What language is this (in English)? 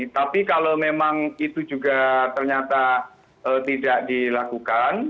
Indonesian